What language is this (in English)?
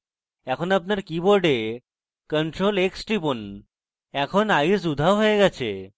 Bangla